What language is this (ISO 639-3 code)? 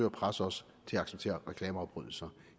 dan